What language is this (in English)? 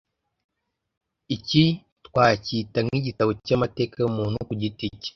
Kinyarwanda